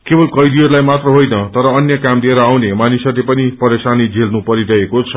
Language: Nepali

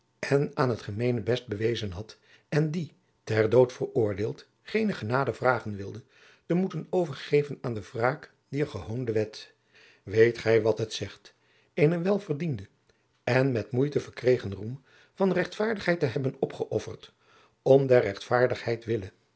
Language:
Dutch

